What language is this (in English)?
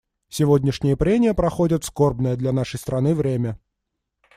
Russian